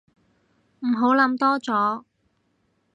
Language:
Cantonese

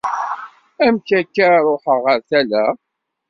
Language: Kabyle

